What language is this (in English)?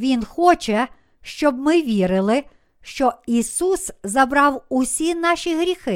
Ukrainian